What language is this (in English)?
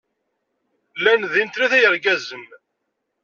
Kabyle